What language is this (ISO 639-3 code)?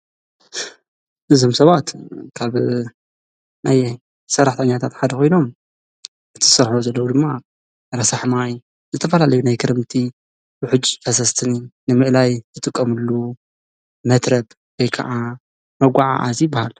tir